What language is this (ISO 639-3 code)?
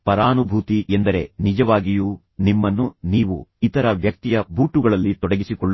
kan